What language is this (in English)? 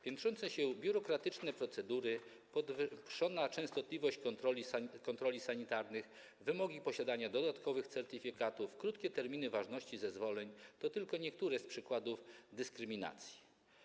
Polish